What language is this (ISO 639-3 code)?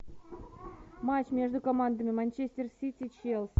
rus